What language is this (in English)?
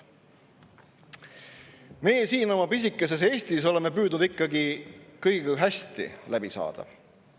Estonian